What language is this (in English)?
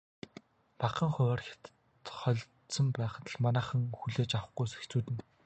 Mongolian